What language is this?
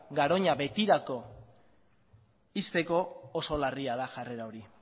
Basque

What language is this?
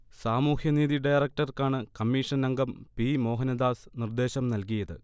Malayalam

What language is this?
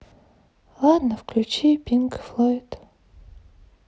Russian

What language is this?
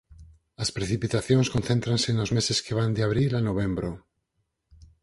Galician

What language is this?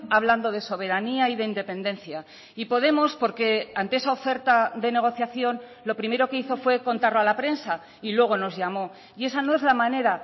Spanish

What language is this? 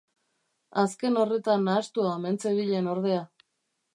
Basque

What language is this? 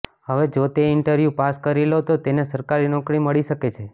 Gujarati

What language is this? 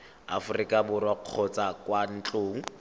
Tswana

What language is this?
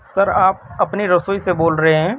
Urdu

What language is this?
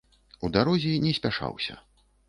Belarusian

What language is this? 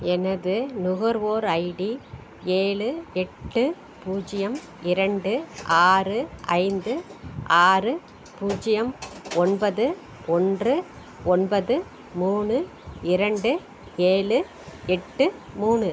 Tamil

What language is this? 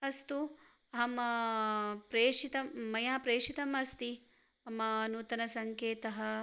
Sanskrit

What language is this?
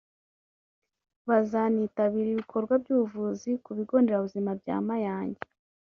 Kinyarwanda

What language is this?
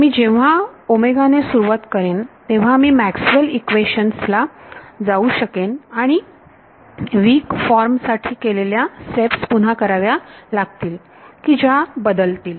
Marathi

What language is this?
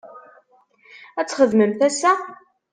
Kabyle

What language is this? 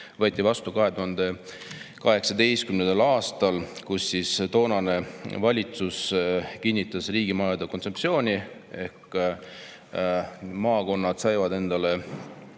Estonian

